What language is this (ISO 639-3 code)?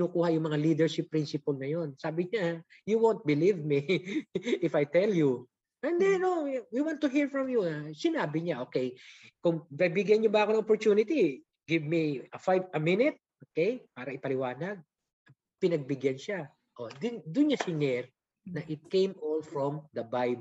fil